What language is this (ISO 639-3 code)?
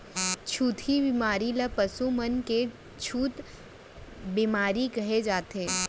hne